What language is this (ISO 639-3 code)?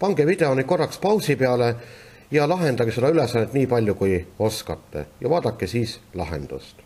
fin